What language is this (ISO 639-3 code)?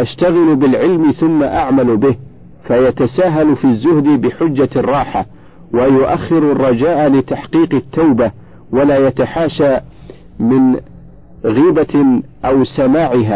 ara